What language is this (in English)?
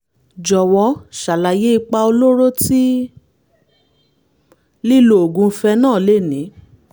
Yoruba